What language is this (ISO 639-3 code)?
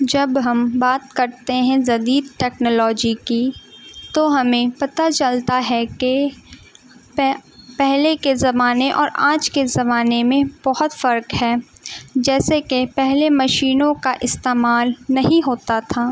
urd